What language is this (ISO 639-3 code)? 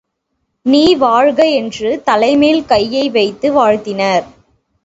tam